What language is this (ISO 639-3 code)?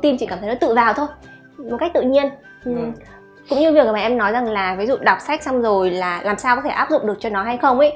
vie